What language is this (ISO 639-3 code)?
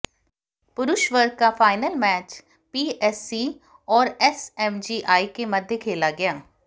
hin